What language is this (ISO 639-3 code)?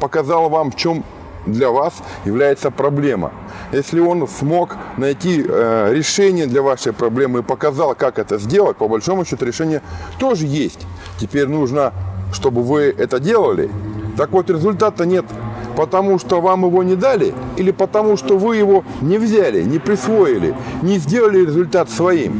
rus